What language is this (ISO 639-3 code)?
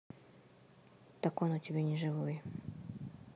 rus